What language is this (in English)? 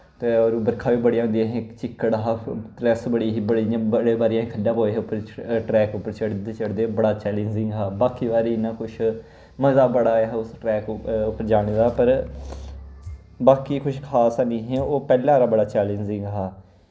Dogri